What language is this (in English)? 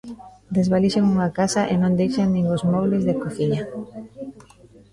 Galician